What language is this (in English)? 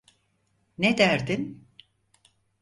Turkish